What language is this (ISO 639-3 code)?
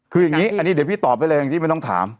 tha